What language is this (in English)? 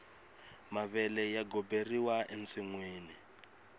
Tsonga